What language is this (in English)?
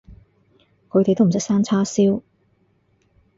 Cantonese